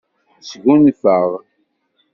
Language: Kabyle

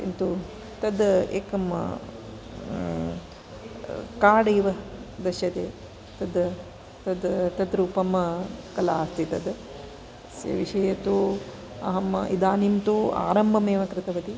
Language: Sanskrit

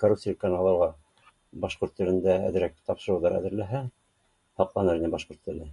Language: Bashkir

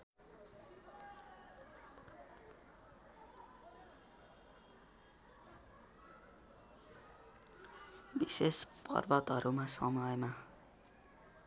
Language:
Nepali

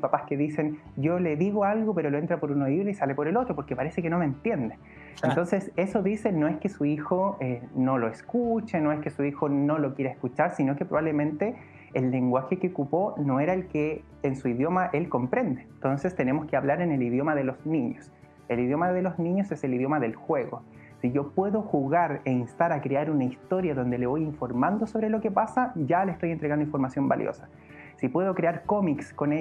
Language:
Spanish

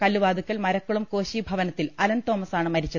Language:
Malayalam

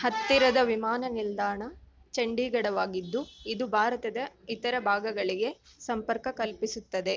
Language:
Kannada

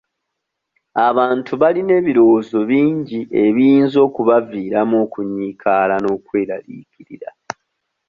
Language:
Ganda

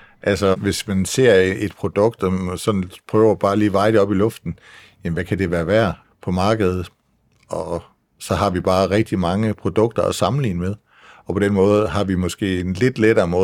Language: Danish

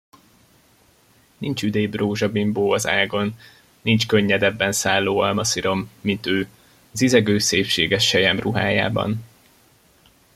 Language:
Hungarian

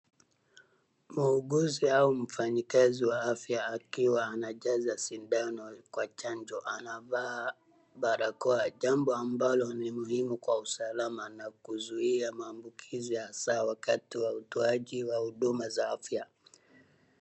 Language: Swahili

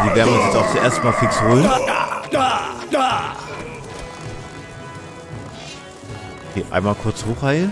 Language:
German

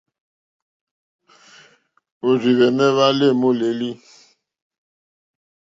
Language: Mokpwe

